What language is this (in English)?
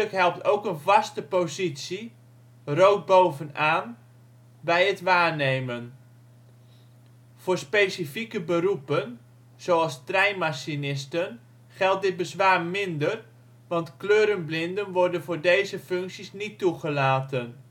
Dutch